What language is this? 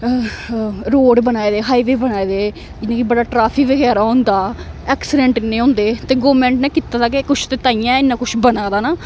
Dogri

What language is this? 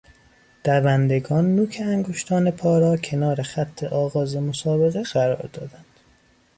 Persian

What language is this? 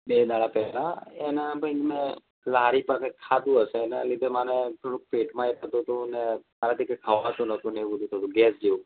Gujarati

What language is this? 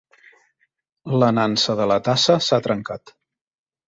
Catalan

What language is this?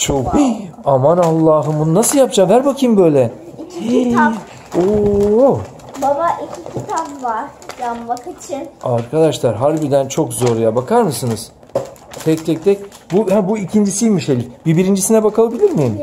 Turkish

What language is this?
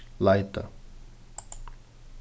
Faroese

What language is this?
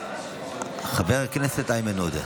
Hebrew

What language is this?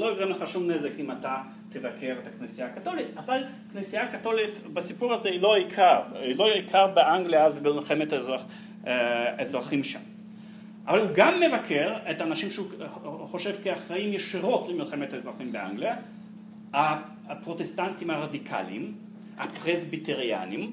Hebrew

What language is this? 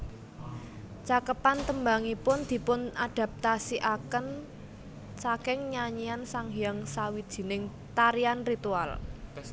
Javanese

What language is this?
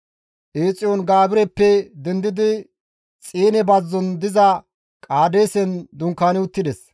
Gamo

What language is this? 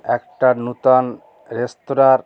Bangla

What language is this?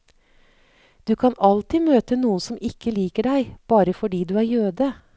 Norwegian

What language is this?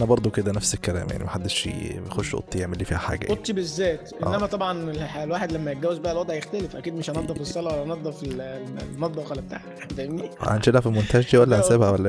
Arabic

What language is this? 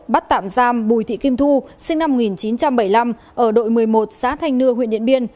Vietnamese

